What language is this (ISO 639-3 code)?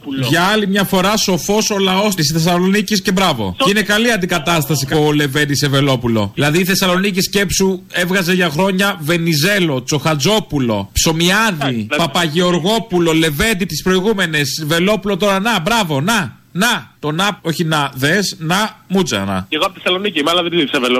ell